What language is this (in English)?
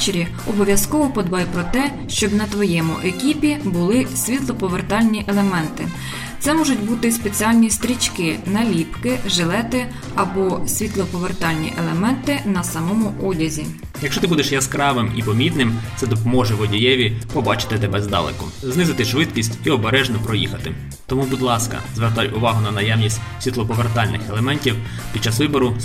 Ukrainian